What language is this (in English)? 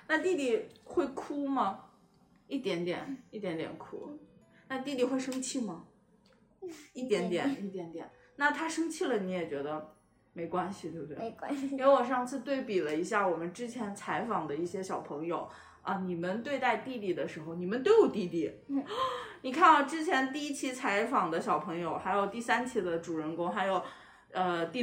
Chinese